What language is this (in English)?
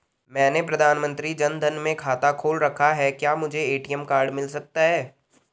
Hindi